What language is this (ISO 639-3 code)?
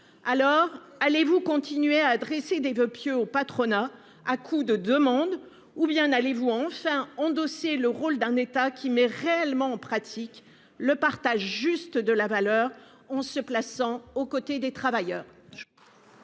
fra